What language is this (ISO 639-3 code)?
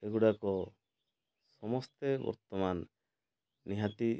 ori